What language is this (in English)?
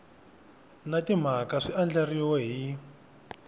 Tsonga